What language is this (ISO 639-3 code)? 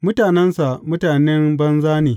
hau